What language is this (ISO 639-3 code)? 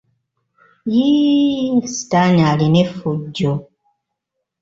lug